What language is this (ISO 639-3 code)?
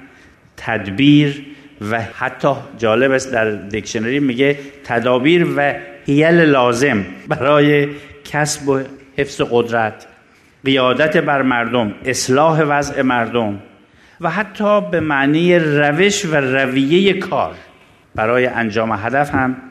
fas